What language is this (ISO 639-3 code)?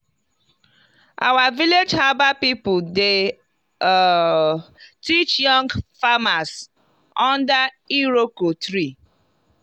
pcm